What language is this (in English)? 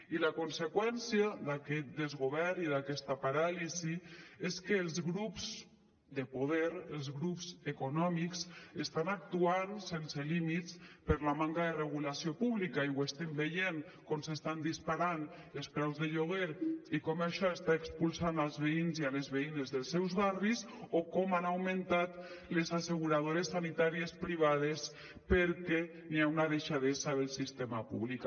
Catalan